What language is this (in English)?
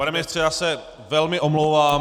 Czech